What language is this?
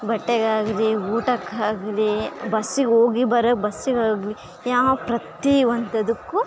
Kannada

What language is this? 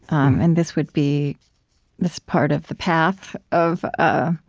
English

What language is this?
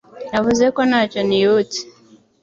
Kinyarwanda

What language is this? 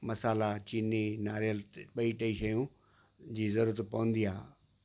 Sindhi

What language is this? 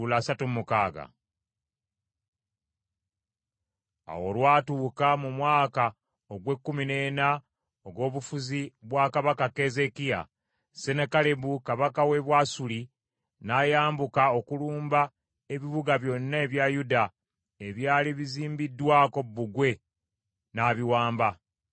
Ganda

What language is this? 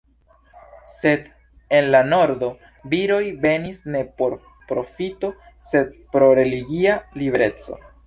Esperanto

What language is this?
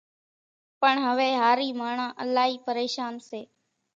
Kachi Koli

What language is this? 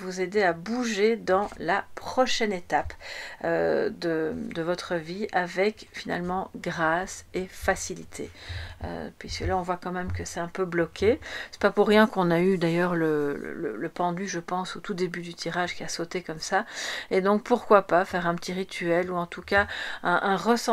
French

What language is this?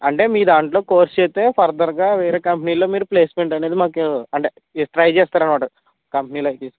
Telugu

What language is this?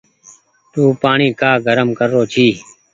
Goaria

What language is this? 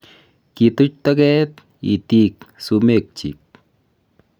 Kalenjin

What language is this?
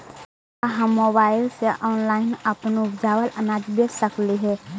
Magahi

